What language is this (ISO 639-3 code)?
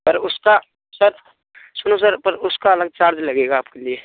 hin